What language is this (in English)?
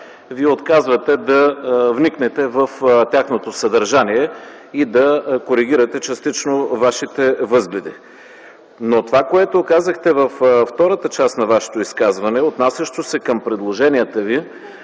Bulgarian